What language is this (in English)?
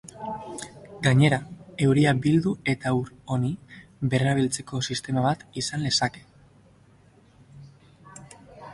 Basque